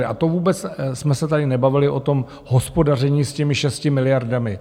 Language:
Czech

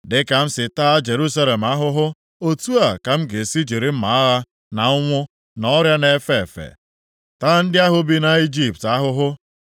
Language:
Igbo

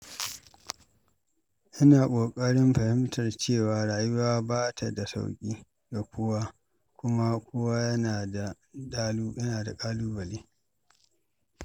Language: Hausa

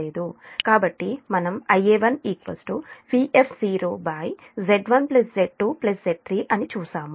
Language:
Telugu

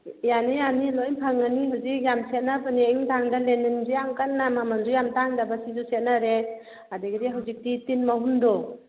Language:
Manipuri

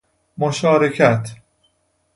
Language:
Persian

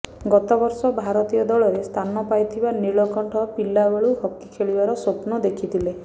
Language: Odia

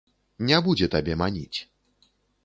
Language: Belarusian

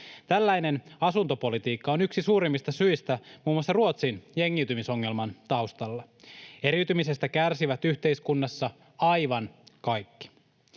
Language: Finnish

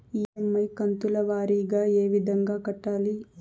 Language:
Telugu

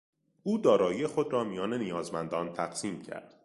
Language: Persian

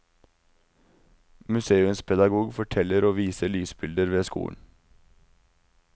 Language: Norwegian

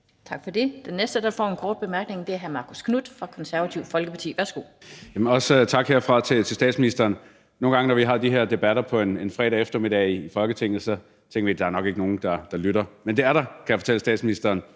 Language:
Danish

